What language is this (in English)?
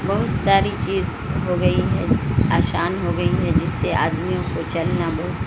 Urdu